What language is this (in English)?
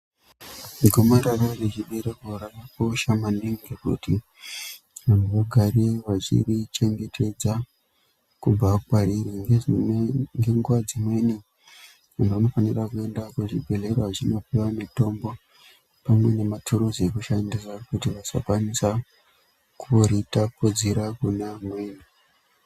Ndau